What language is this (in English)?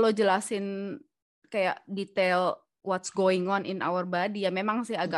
Indonesian